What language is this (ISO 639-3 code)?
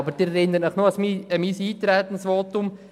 gsw